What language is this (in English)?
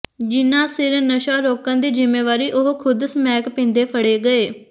Punjabi